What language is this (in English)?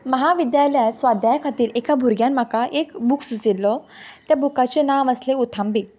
Konkani